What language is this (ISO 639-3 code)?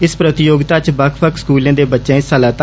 doi